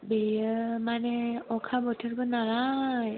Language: Bodo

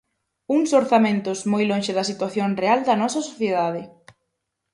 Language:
Galician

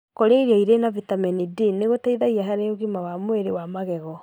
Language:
Kikuyu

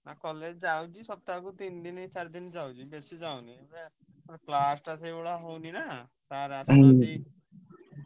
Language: Odia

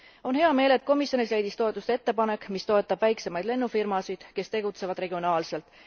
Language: Estonian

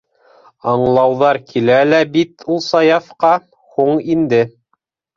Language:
Bashkir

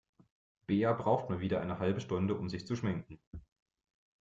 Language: German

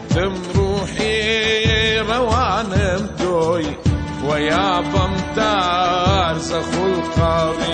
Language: Arabic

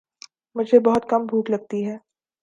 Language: Urdu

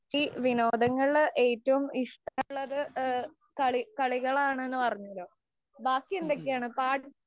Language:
Malayalam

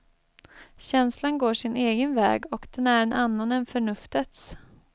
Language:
Swedish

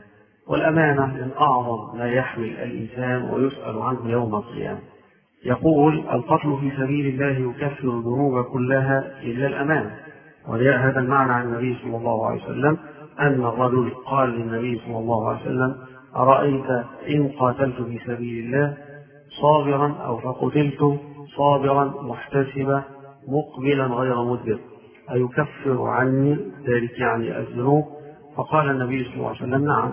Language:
Arabic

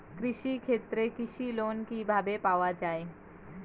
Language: Bangla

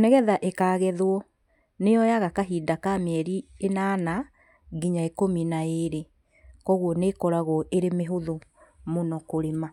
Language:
Kikuyu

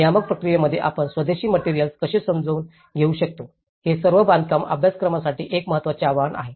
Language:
Marathi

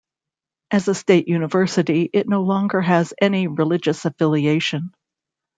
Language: English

